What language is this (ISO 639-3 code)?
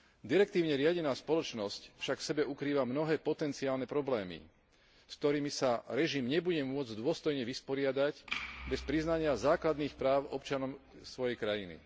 slk